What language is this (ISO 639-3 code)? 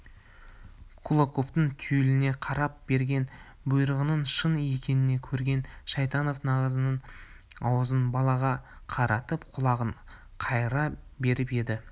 kaz